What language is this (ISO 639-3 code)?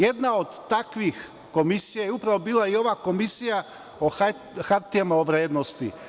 srp